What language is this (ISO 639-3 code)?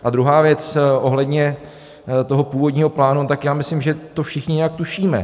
ces